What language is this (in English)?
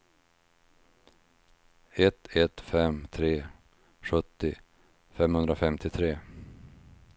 Swedish